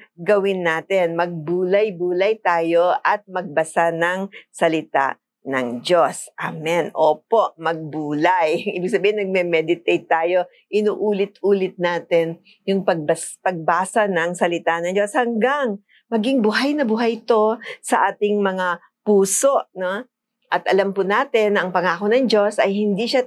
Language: Filipino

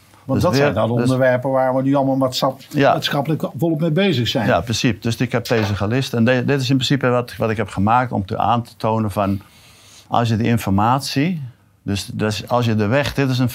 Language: Dutch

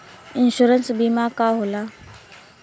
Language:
Bhojpuri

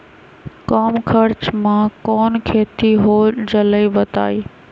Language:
Magahi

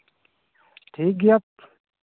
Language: Santali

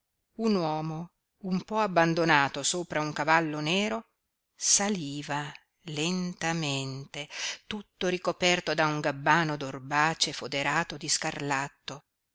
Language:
Italian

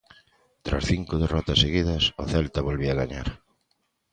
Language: Galician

